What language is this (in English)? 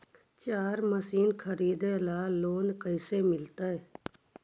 Magahi